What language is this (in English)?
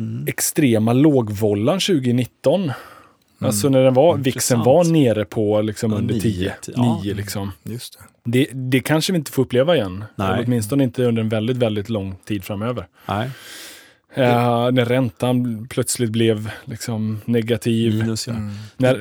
Swedish